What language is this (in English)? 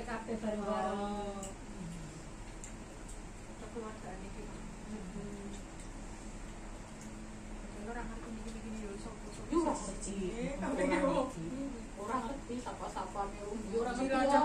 Indonesian